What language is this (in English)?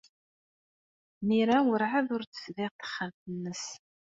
Kabyle